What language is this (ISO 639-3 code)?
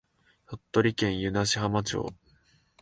jpn